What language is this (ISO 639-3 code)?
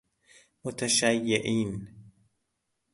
fas